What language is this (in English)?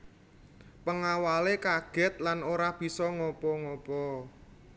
Javanese